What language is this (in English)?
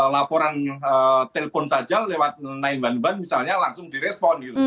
Indonesian